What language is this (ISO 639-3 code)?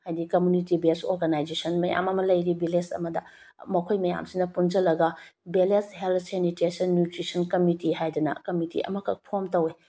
mni